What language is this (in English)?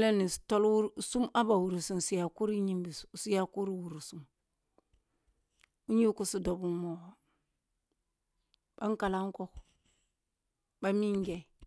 Kulung (Nigeria)